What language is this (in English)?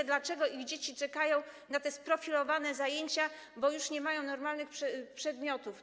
Polish